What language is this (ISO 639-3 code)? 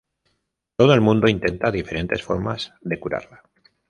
spa